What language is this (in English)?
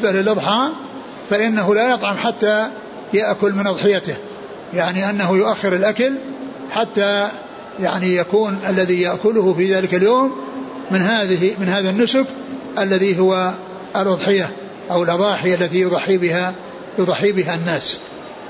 Arabic